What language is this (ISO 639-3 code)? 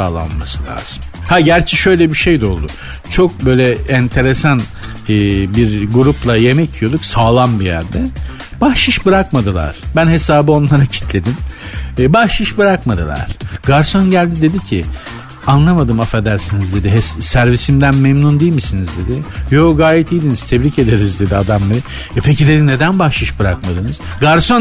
tur